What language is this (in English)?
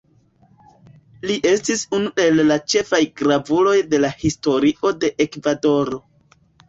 Esperanto